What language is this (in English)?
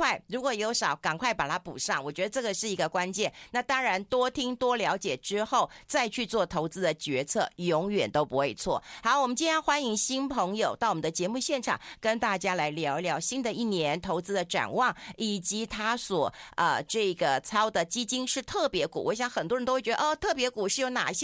Chinese